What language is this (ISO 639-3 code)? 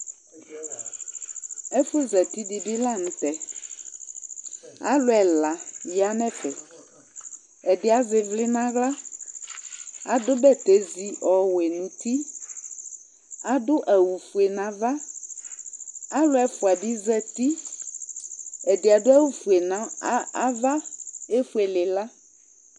kpo